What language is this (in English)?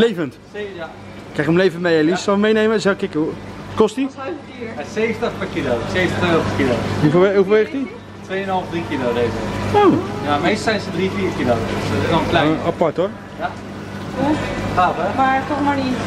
Dutch